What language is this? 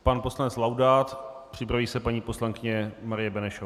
Czech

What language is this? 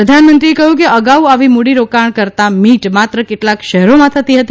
Gujarati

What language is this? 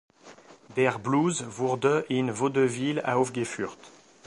German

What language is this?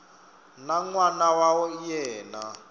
Tsonga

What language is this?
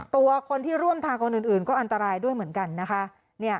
Thai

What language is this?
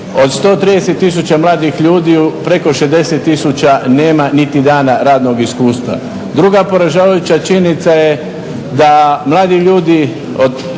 Croatian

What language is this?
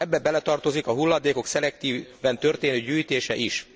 Hungarian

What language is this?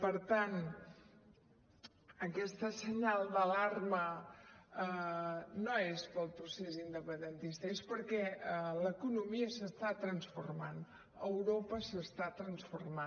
Catalan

